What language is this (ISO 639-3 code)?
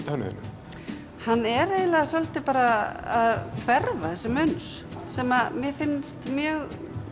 isl